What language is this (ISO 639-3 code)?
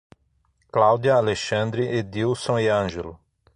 por